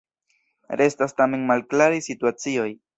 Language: Esperanto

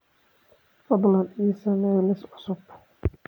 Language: Somali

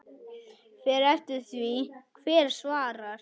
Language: Icelandic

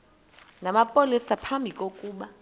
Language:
Xhosa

